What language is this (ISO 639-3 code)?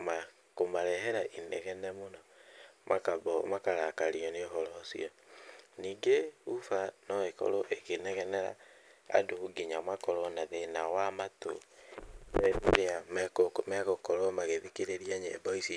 kik